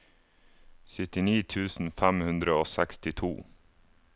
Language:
Norwegian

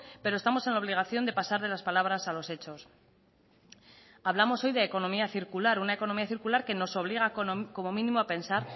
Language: Spanish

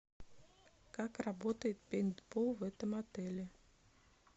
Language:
Russian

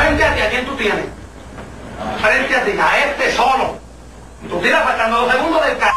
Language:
Spanish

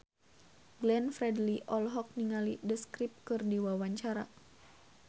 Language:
Sundanese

